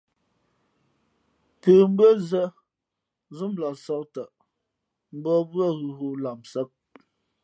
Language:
Fe'fe'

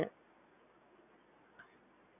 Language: Gujarati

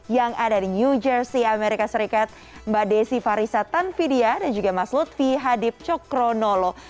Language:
Indonesian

